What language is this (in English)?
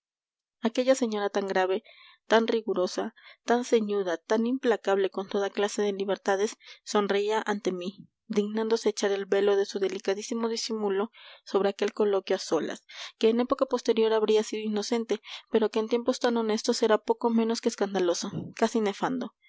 Spanish